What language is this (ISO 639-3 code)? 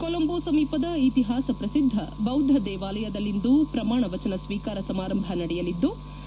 kan